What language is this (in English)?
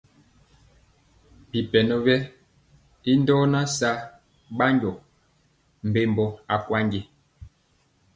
Mpiemo